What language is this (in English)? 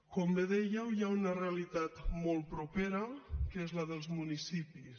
Catalan